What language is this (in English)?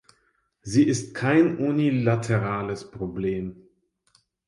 German